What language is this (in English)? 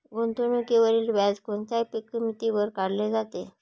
Marathi